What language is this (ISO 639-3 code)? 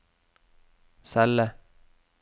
nor